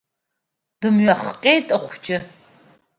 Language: Abkhazian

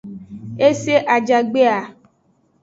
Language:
Aja (Benin)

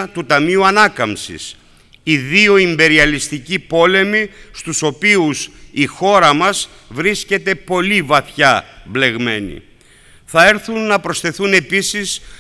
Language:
Greek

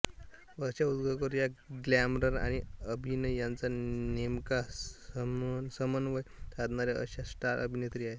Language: Marathi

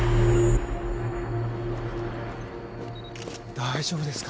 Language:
Japanese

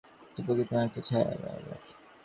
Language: Bangla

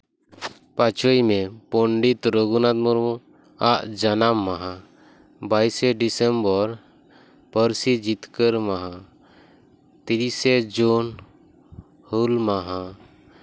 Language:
Santali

